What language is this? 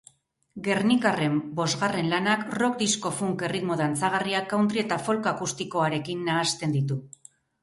Basque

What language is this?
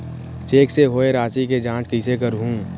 Chhattisgarhi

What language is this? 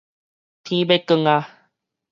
Min Nan Chinese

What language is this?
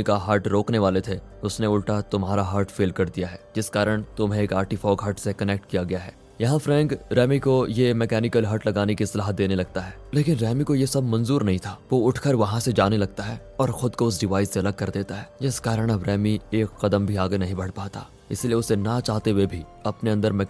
Hindi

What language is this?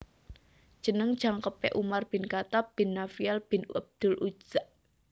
Javanese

